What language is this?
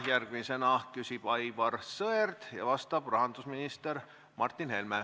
Estonian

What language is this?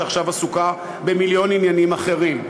Hebrew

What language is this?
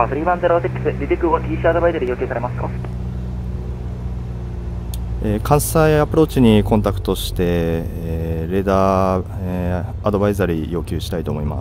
Japanese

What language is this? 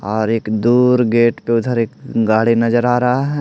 Hindi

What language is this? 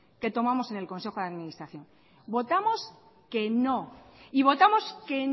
Spanish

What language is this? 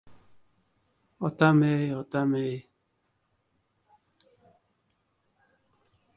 Uzbek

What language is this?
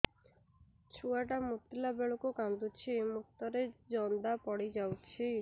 Odia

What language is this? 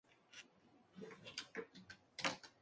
Spanish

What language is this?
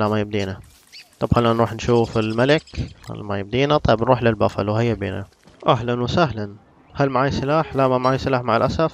Arabic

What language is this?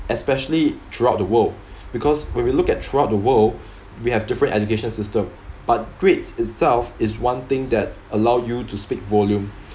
English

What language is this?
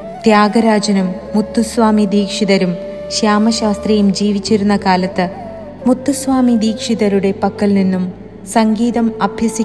Malayalam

